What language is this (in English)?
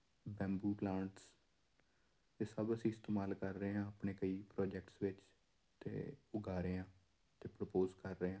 Punjabi